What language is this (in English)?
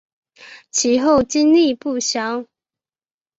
Chinese